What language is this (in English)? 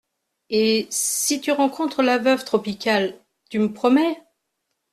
French